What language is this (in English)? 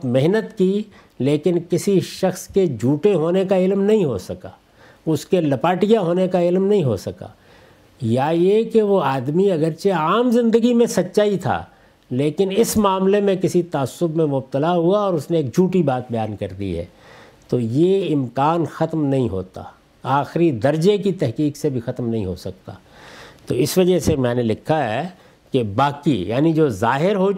Urdu